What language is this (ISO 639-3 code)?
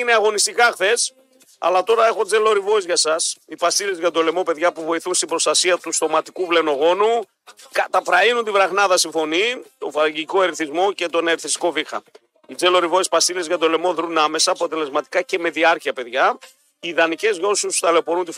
ell